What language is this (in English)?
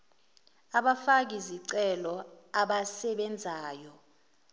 Zulu